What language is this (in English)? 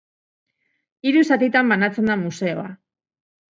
Basque